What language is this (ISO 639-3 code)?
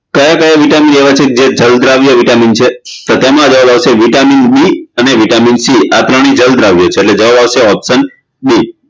guj